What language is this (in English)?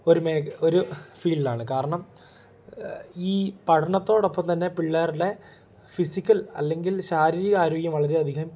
Malayalam